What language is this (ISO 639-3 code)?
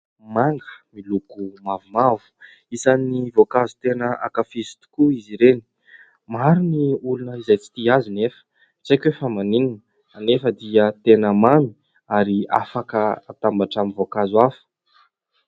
mlg